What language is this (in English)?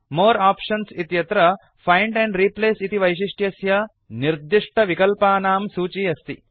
Sanskrit